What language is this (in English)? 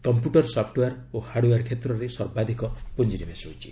Odia